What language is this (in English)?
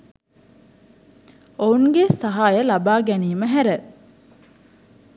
Sinhala